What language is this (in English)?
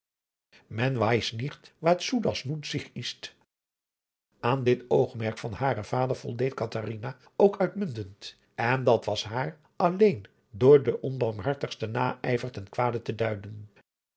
Dutch